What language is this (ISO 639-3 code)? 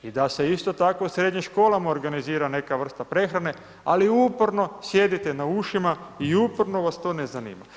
hrv